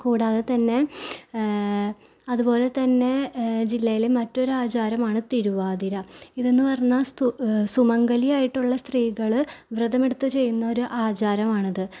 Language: Malayalam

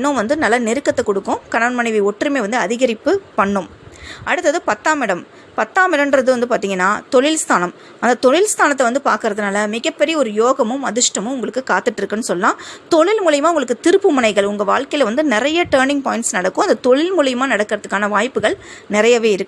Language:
Tamil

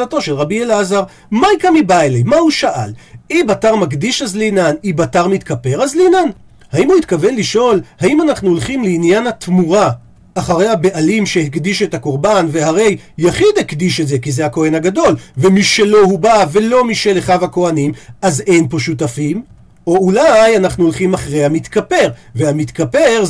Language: Hebrew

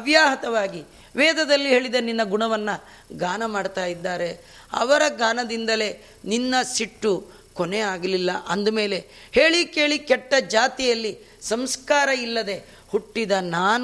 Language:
Kannada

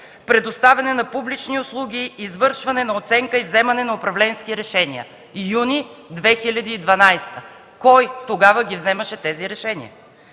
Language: Bulgarian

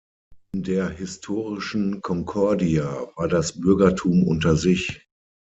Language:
German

